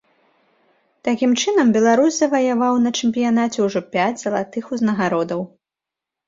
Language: Belarusian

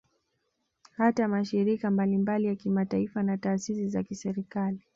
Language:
Swahili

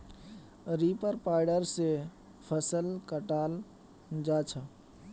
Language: Magahi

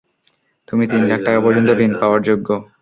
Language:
Bangla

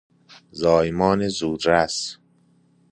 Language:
Persian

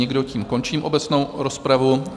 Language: Czech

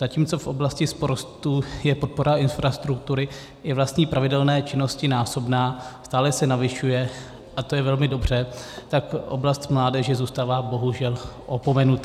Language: Czech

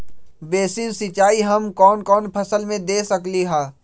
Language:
Magahi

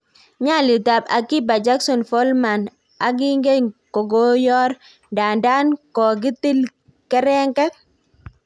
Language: Kalenjin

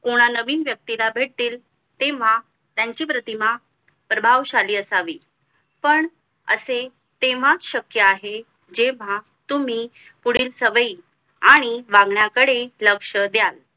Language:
Marathi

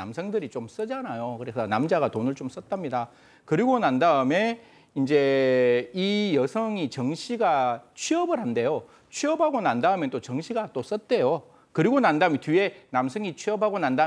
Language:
Korean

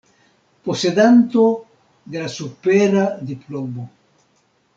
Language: Esperanto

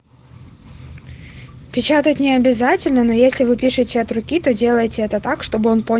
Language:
Russian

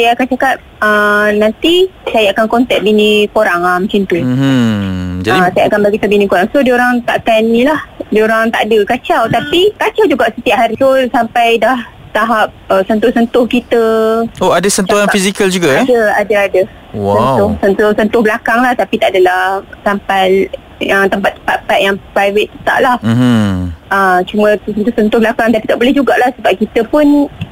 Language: Malay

